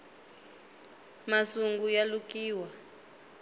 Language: Tsonga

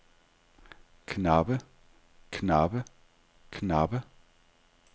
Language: Danish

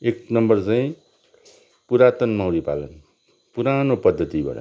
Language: Nepali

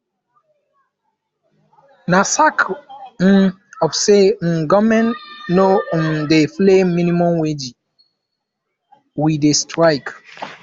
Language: Nigerian Pidgin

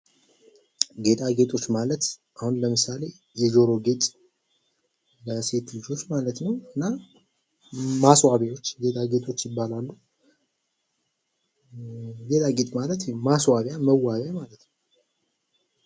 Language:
Amharic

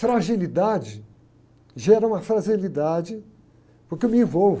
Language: Portuguese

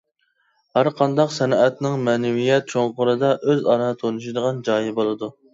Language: Uyghur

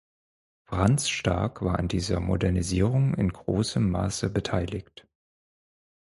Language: German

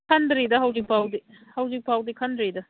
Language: Manipuri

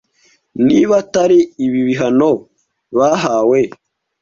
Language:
Kinyarwanda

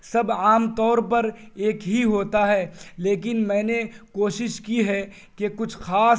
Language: Urdu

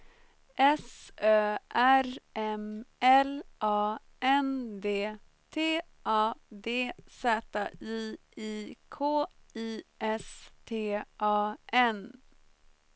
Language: Swedish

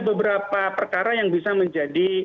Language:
Indonesian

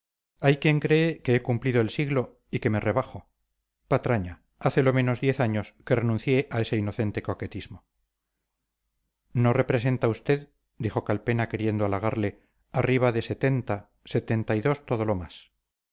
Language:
Spanish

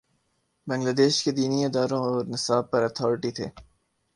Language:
Urdu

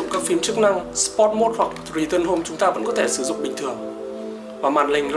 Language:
Vietnamese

